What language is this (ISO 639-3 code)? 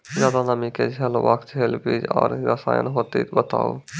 mai